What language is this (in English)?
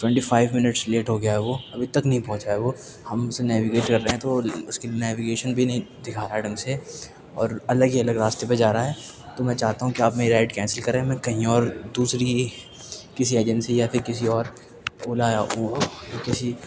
Urdu